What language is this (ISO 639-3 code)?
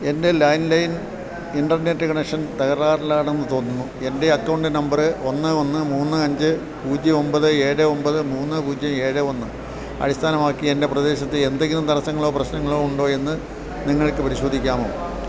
mal